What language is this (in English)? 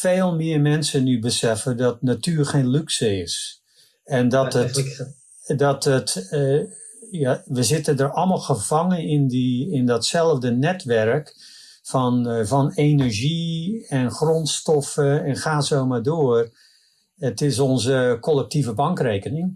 Dutch